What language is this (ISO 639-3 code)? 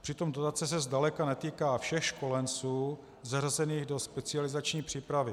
ces